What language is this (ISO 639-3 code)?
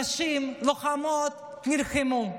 heb